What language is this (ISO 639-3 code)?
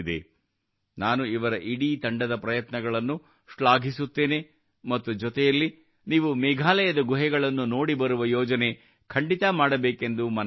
kan